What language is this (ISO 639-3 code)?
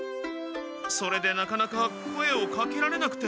jpn